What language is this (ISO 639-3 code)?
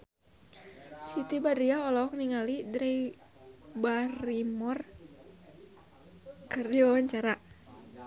sun